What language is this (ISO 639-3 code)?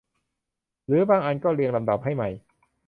tha